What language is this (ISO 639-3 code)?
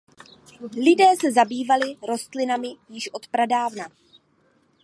ces